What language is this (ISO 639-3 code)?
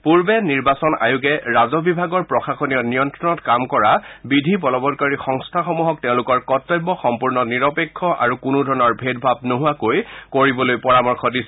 asm